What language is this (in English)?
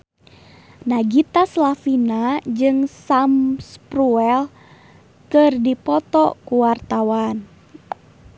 Sundanese